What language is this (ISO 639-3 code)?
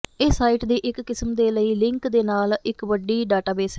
pan